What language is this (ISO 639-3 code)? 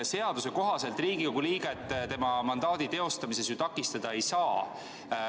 est